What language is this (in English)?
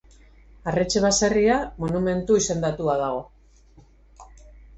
Basque